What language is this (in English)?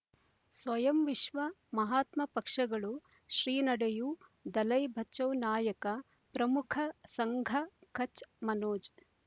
Kannada